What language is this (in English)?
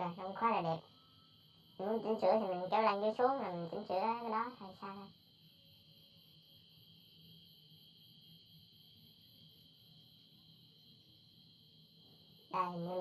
Vietnamese